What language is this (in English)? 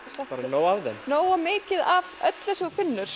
Icelandic